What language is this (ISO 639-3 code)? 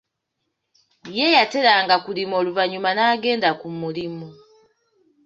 lug